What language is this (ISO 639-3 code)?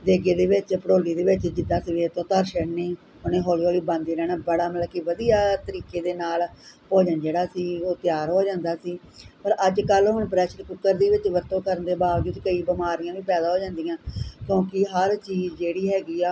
pan